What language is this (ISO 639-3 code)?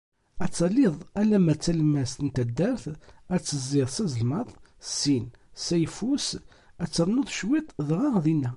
kab